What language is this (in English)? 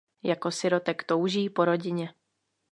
Czech